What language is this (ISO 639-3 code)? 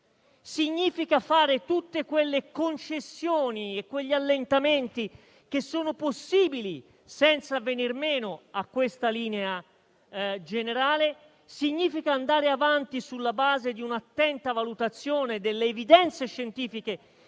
ita